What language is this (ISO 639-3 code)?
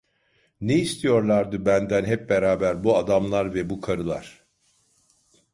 tur